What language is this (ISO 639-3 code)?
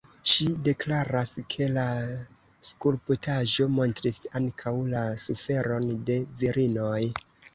epo